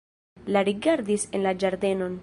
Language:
Esperanto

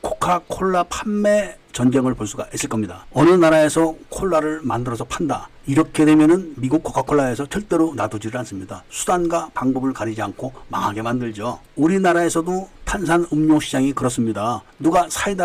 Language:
Korean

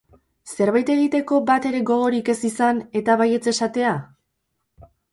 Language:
Basque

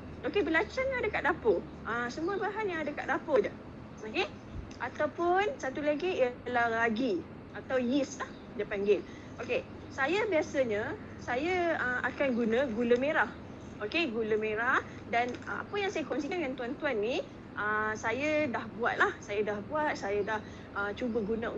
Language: Malay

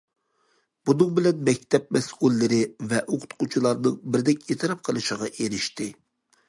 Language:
Uyghur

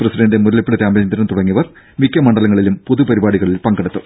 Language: Malayalam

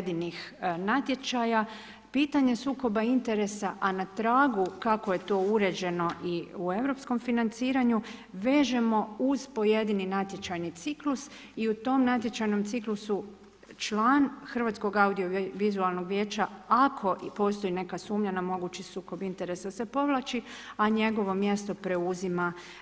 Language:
Croatian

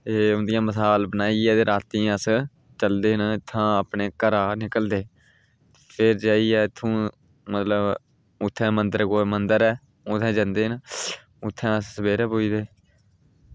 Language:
Dogri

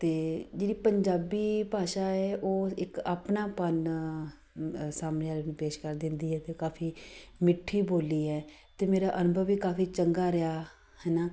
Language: Punjabi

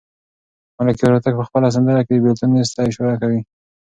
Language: Pashto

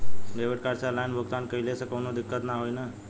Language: Bhojpuri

